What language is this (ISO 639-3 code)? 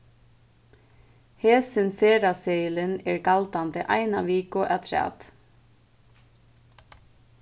fao